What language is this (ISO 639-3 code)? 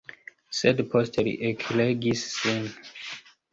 epo